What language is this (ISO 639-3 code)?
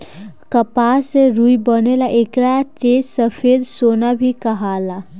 bho